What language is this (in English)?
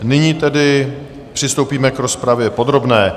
Czech